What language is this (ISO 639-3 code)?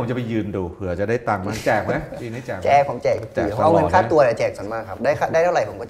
tha